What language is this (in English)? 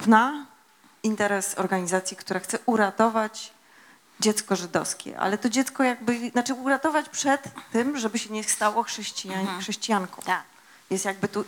Polish